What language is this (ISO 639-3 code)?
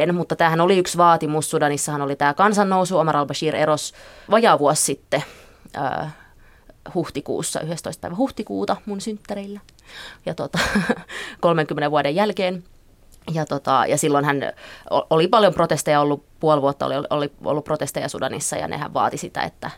fin